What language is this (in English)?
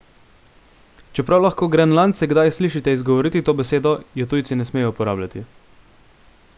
Slovenian